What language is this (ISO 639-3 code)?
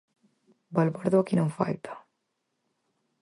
glg